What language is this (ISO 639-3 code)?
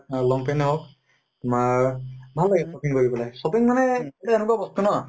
asm